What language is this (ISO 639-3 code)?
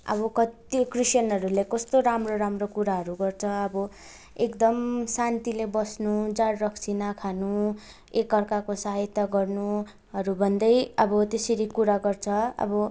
nep